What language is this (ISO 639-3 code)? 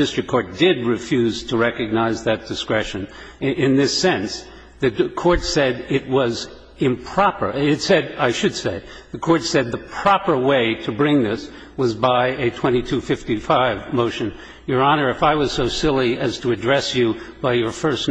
eng